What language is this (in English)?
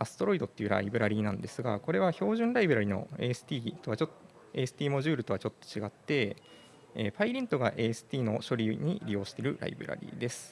Japanese